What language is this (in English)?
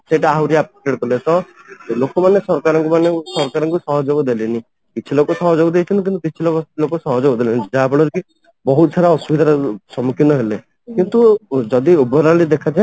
Odia